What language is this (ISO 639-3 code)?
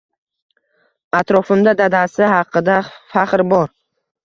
uzb